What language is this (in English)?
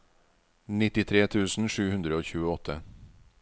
Norwegian